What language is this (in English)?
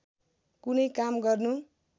Nepali